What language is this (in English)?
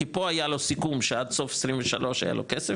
Hebrew